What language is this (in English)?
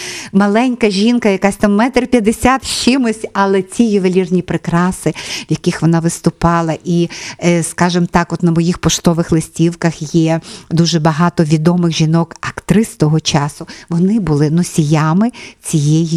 Ukrainian